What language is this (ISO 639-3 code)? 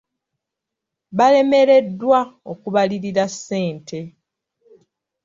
lug